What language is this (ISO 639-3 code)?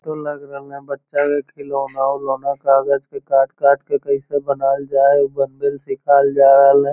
mag